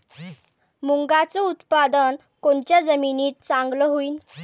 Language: Marathi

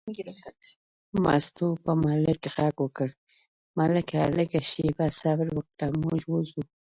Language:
Pashto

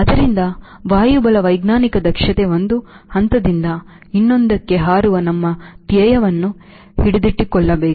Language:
Kannada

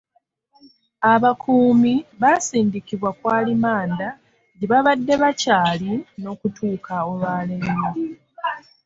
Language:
Ganda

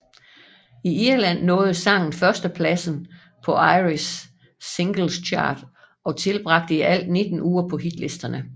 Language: Danish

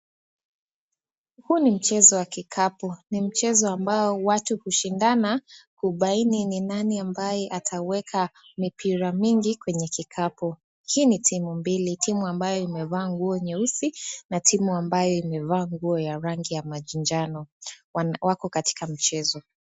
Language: Swahili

